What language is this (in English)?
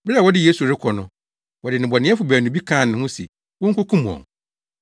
Akan